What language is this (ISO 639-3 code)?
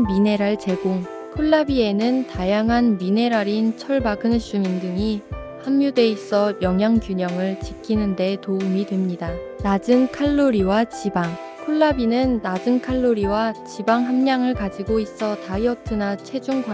kor